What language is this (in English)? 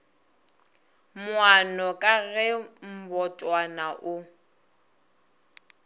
Northern Sotho